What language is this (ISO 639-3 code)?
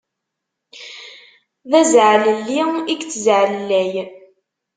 kab